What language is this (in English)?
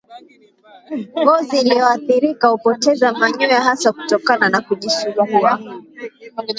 Swahili